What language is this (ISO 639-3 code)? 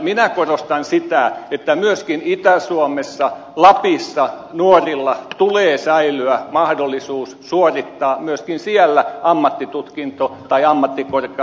fin